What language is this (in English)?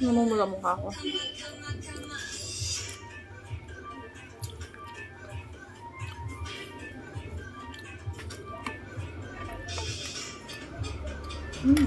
Filipino